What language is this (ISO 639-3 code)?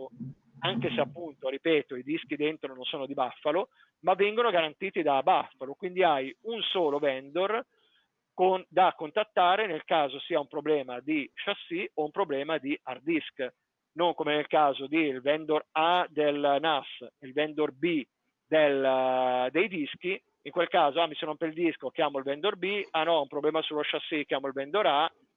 ita